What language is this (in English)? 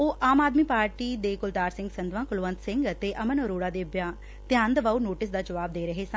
Punjabi